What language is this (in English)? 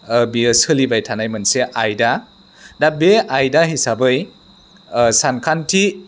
Bodo